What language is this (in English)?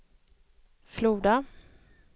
Swedish